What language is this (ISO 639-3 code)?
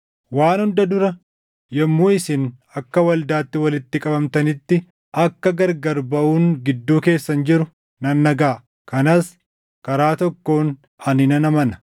orm